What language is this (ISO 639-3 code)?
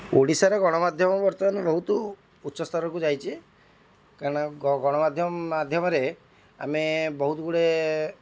ori